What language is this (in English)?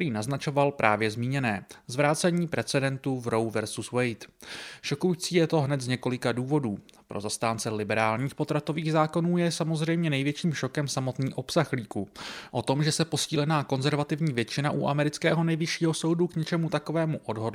Czech